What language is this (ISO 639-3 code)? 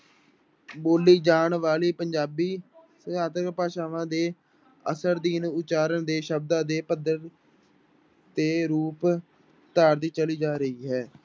pan